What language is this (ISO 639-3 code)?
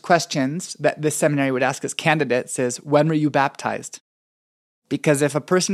eng